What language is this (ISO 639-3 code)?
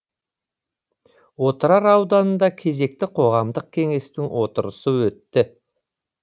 kaz